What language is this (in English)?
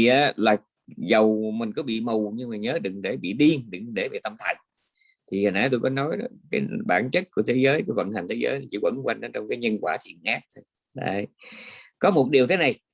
Vietnamese